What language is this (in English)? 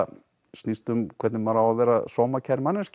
Icelandic